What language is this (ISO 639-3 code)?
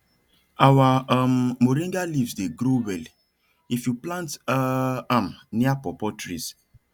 pcm